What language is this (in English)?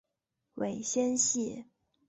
Chinese